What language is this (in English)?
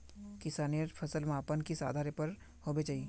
Magahi